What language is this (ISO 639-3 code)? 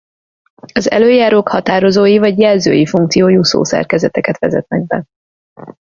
hun